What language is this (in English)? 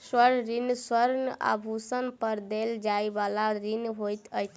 Maithili